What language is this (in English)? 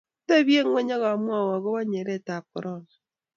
Kalenjin